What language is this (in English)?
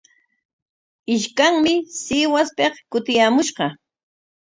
Corongo Ancash Quechua